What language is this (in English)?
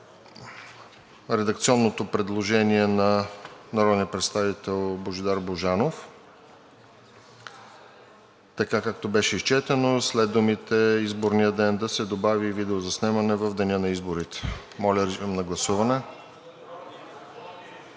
Bulgarian